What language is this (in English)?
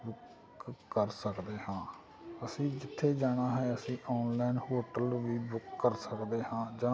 Punjabi